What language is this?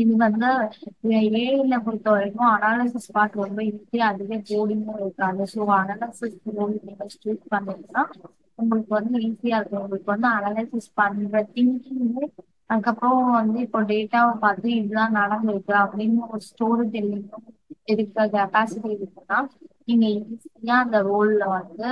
Tamil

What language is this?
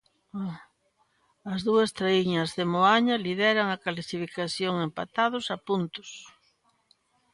Galician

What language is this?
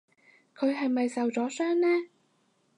Cantonese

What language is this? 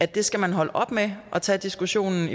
Danish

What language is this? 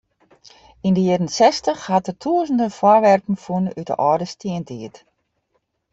Western Frisian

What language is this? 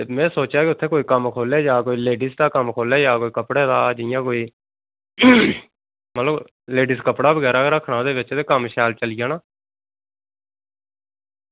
Dogri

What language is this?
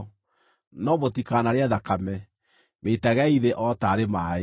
Kikuyu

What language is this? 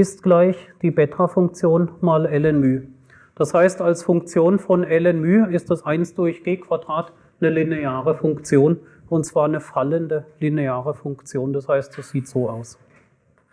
German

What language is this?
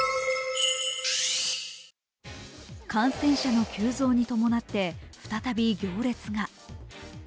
Japanese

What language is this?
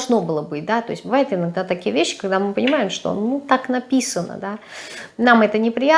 Russian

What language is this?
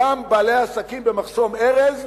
Hebrew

